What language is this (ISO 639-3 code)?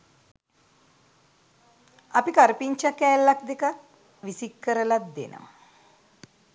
sin